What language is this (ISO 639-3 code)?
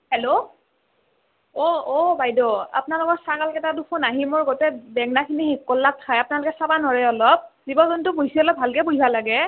asm